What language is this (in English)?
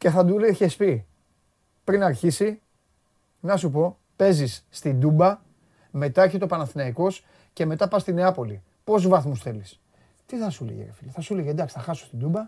Greek